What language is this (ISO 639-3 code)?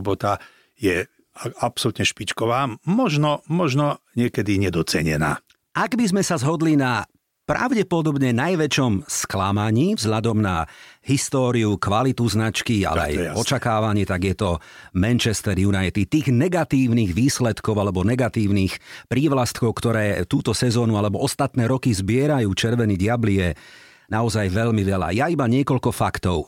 slk